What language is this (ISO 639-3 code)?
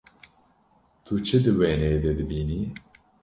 kur